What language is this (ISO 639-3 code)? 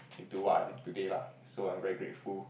eng